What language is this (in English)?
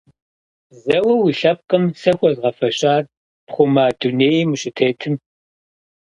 Kabardian